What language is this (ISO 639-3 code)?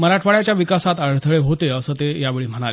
mar